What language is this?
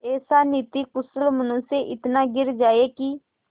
Hindi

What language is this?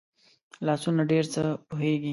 Pashto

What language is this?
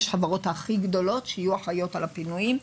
Hebrew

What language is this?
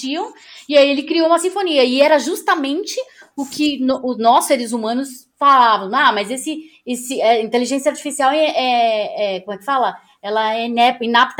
Portuguese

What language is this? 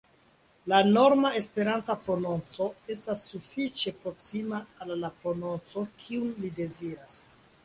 Esperanto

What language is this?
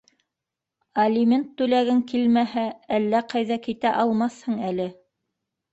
Bashkir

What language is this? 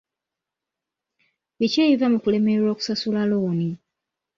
Ganda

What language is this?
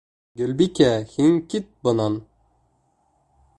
Bashkir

